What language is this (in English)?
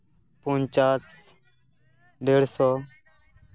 Santali